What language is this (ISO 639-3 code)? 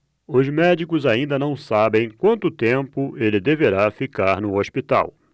por